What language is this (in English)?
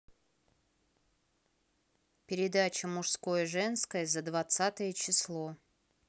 Russian